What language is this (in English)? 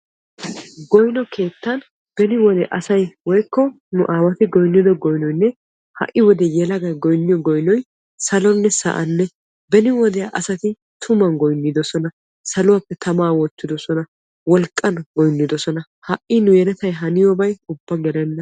Wolaytta